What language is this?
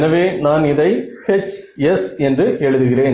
Tamil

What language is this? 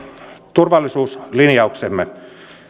Finnish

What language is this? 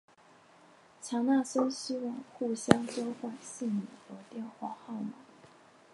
Chinese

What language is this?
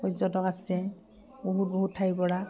Assamese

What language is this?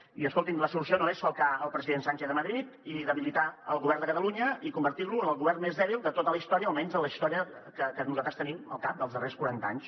Catalan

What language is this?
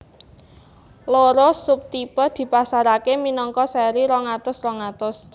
Javanese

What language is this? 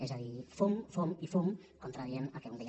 Catalan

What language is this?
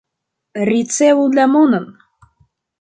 Esperanto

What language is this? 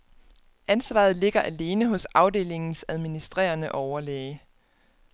Danish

